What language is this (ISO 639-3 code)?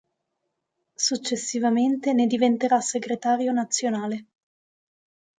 ita